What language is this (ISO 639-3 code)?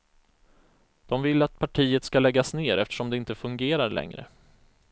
swe